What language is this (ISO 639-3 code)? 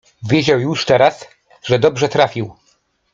pol